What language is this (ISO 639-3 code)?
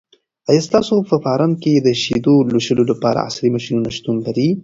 pus